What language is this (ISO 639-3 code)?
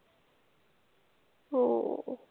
mar